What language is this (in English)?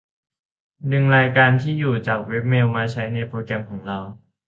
Thai